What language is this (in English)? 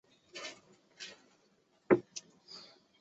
Chinese